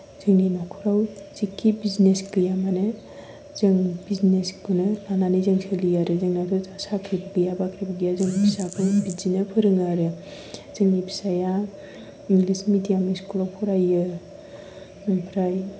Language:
Bodo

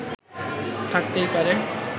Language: Bangla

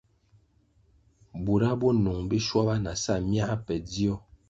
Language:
Kwasio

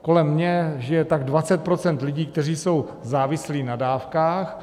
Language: Czech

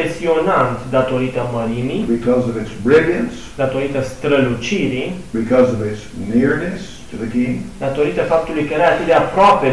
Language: Romanian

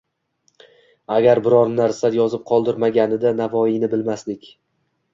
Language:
Uzbek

